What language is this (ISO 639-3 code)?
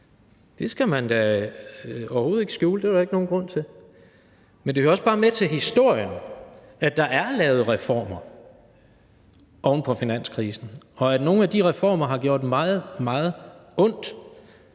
dan